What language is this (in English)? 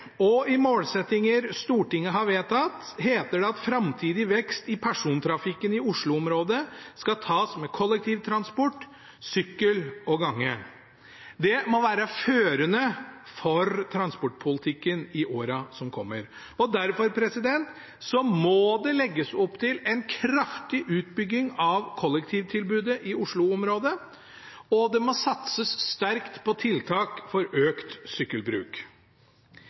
Norwegian Bokmål